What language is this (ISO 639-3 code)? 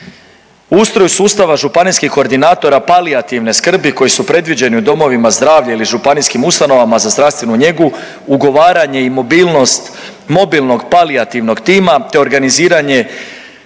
hrv